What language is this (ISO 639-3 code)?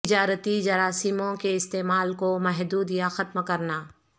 urd